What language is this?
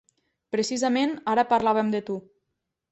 Catalan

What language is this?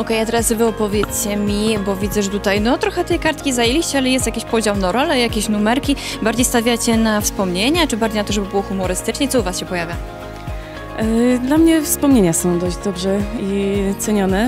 Polish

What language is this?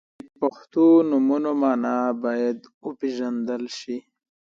Pashto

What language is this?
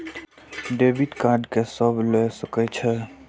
Maithili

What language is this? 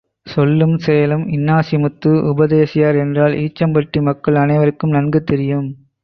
Tamil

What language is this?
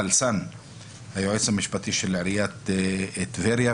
Hebrew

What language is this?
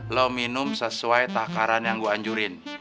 Indonesian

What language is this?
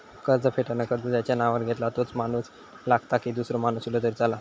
Marathi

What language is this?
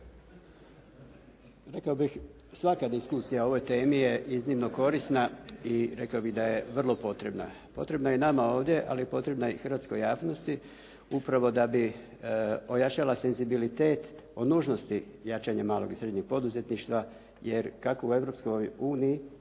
Croatian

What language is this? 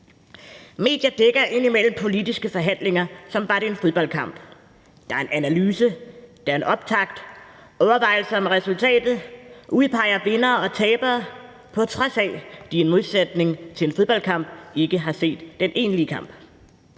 Danish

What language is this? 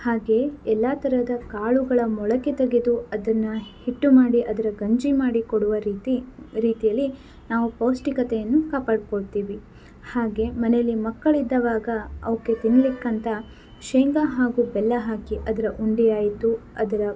Kannada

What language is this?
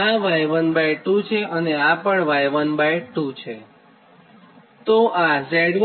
Gujarati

